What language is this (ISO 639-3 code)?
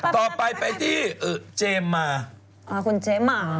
tha